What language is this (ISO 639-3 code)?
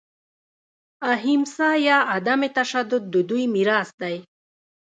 pus